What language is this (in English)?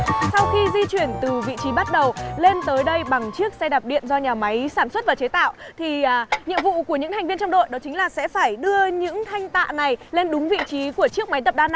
Vietnamese